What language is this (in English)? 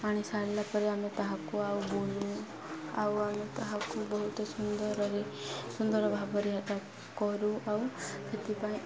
Odia